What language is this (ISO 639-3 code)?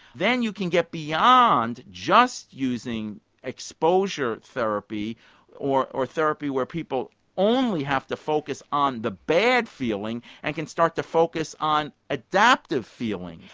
eng